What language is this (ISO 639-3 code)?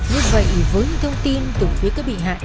vie